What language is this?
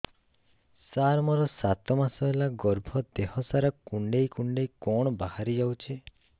Odia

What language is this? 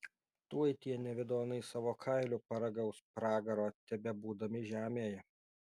Lithuanian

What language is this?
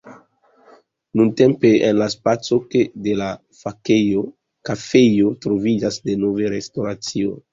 Esperanto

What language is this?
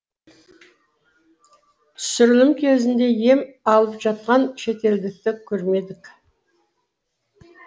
Kazakh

